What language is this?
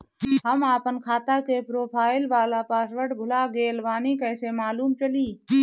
Bhojpuri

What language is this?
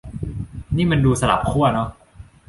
Thai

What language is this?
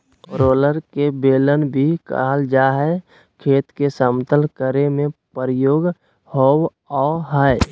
Magahi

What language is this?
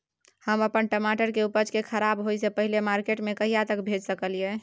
Maithili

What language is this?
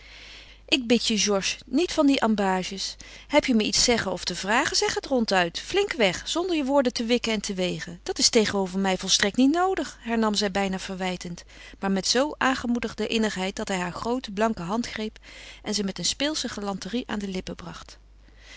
Dutch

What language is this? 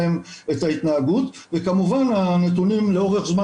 Hebrew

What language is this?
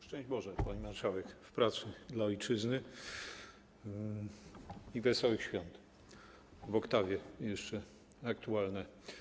Polish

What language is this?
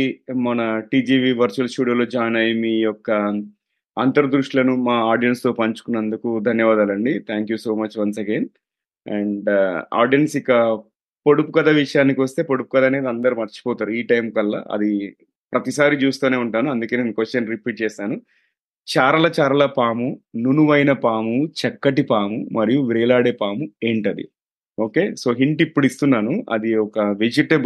Telugu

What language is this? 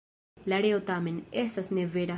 Esperanto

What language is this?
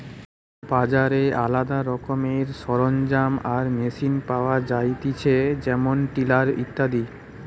Bangla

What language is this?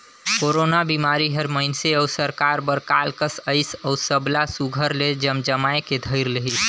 Chhattisgarhi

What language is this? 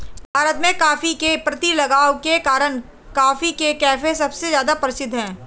Hindi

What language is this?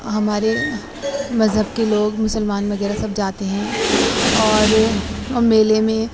Urdu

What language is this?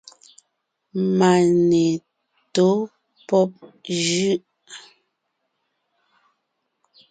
Ngiemboon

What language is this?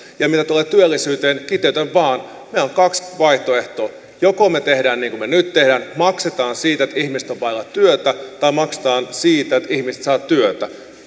Finnish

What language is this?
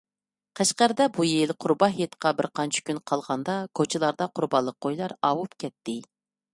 Uyghur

